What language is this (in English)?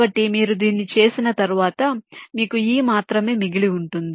Telugu